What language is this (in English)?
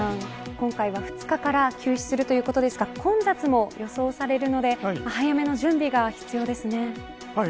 Japanese